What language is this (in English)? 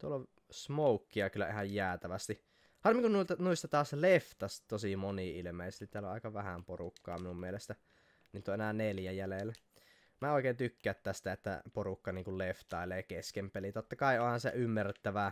Finnish